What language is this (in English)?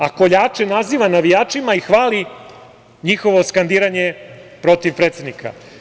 Serbian